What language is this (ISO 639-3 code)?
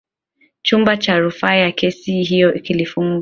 swa